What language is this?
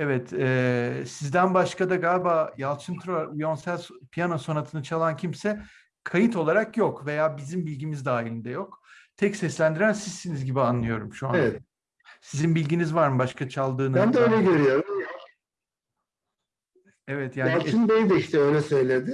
Turkish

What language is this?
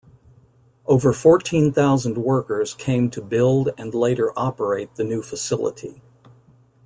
English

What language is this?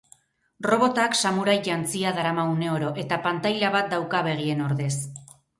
Basque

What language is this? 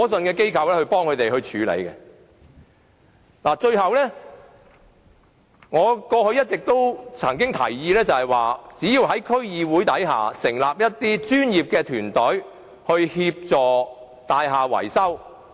Cantonese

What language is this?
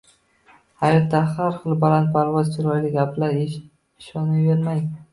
Uzbek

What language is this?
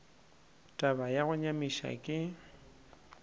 Northern Sotho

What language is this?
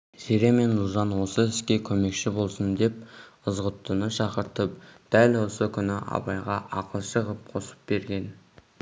Kazakh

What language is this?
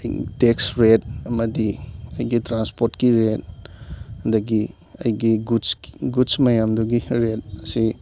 Manipuri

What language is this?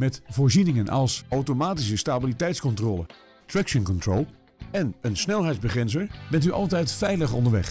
Dutch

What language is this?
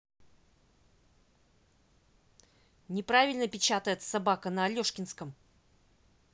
Russian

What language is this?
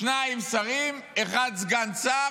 Hebrew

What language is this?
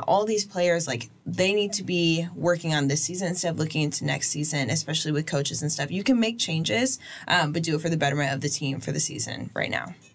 English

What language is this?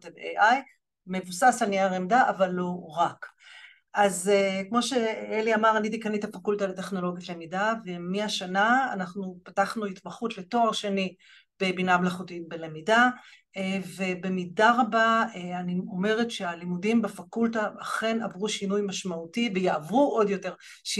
Hebrew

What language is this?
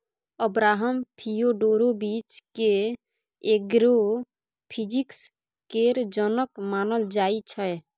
Maithili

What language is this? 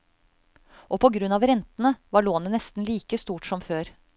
Norwegian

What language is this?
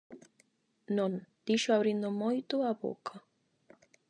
Galician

